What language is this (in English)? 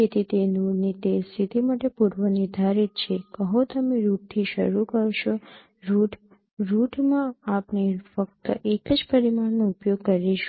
Gujarati